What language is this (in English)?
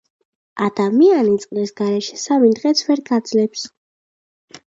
Georgian